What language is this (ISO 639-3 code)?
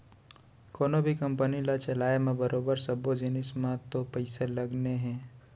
hne